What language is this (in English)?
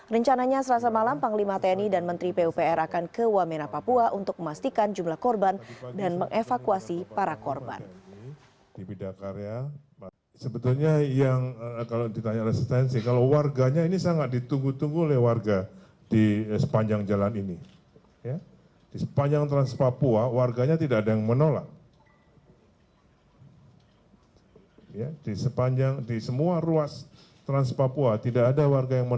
Indonesian